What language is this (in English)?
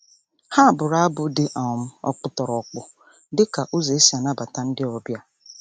Igbo